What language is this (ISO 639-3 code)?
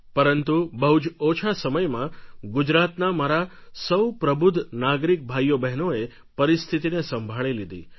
guj